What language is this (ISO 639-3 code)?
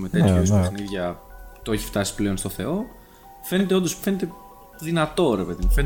ell